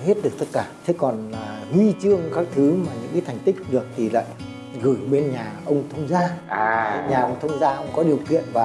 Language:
Vietnamese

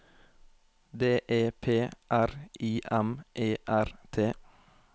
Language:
Norwegian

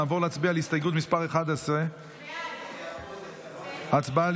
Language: Hebrew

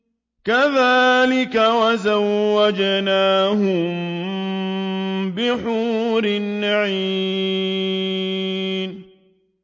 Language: Arabic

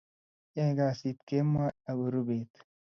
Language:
Kalenjin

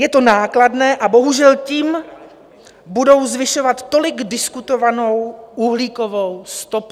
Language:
Czech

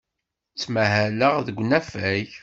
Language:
Kabyle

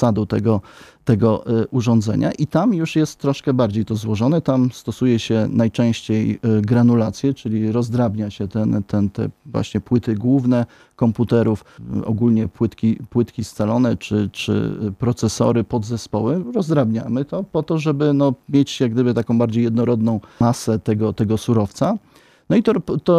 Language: Polish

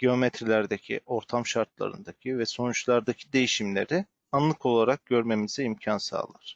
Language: Turkish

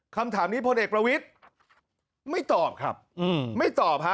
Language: Thai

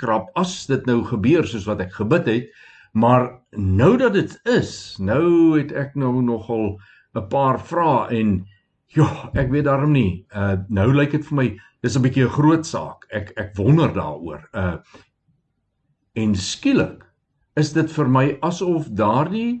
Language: Swedish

